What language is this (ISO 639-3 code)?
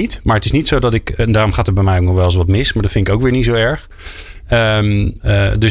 nld